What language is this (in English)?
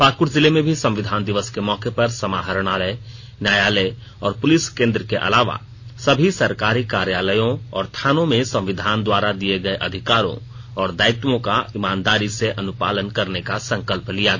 Hindi